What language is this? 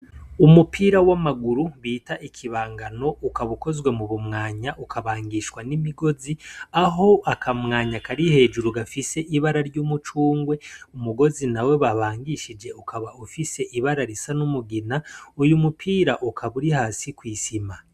Rundi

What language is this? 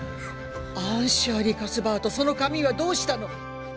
Japanese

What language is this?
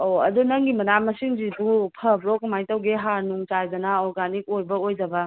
Manipuri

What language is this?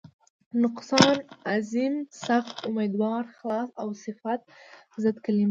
Pashto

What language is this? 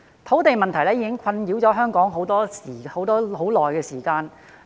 Cantonese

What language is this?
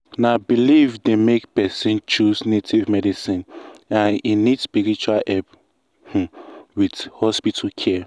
Nigerian Pidgin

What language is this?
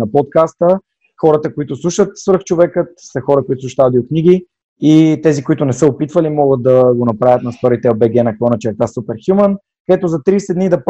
Bulgarian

